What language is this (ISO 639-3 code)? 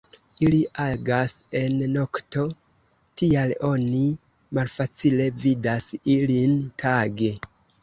epo